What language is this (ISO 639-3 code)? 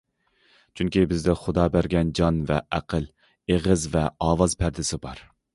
uig